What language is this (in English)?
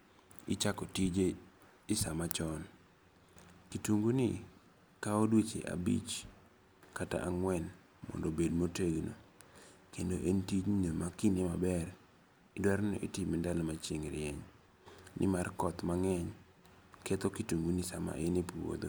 Luo (Kenya and Tanzania)